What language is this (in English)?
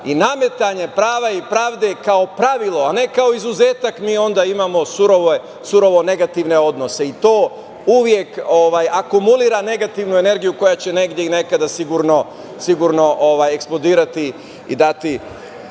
Serbian